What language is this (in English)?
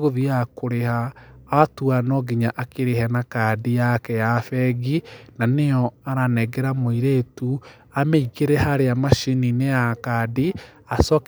Kikuyu